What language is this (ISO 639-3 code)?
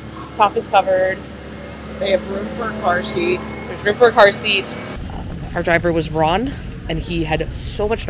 eng